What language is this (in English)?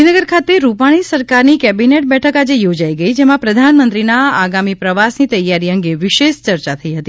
Gujarati